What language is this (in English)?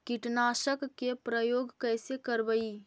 Magahi